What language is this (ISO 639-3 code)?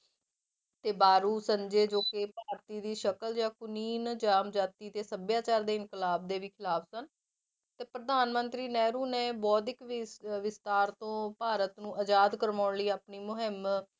pan